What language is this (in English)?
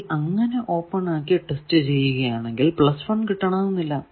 Malayalam